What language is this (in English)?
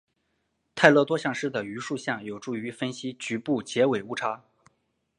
Chinese